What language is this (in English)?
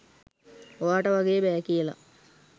Sinhala